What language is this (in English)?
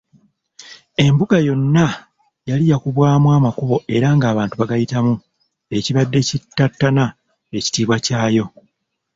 Ganda